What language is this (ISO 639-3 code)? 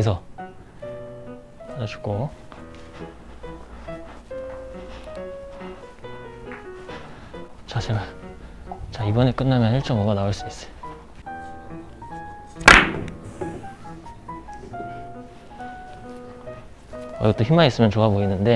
kor